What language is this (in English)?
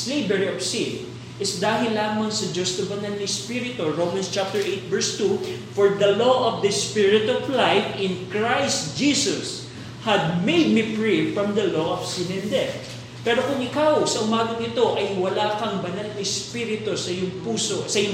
Filipino